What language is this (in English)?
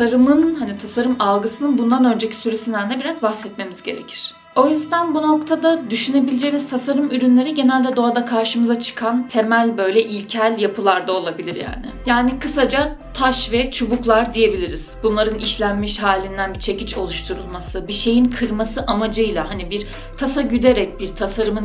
Turkish